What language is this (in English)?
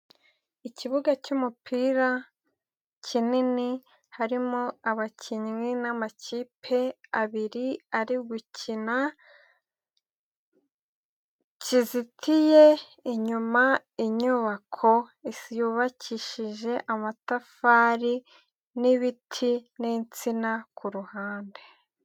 Kinyarwanda